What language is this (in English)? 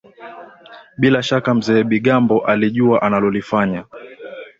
Swahili